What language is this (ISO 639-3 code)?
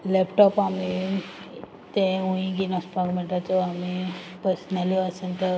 kok